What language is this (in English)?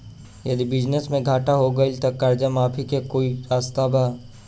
Bhojpuri